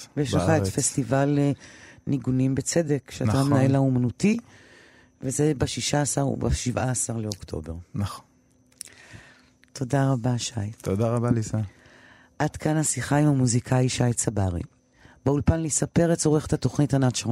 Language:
Hebrew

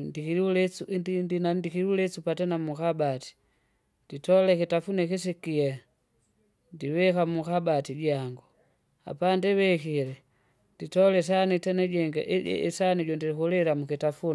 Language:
Kinga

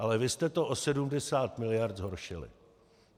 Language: Czech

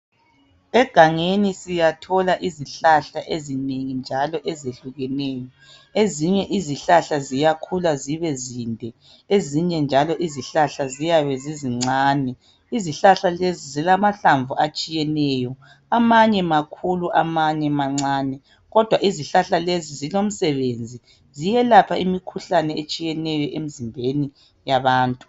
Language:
North Ndebele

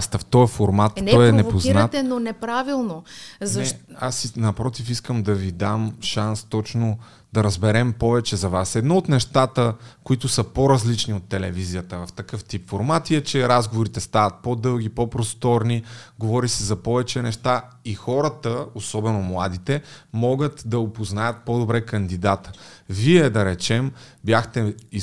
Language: Bulgarian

